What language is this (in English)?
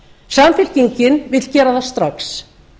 Icelandic